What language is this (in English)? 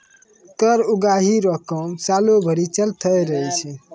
Maithili